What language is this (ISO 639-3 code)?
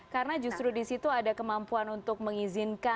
ind